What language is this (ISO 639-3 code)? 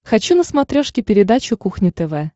rus